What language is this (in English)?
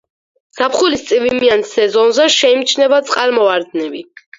Georgian